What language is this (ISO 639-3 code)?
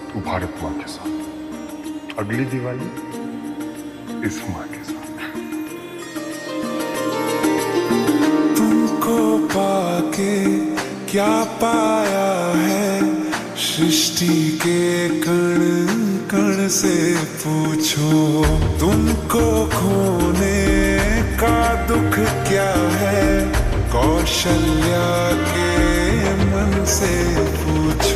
ara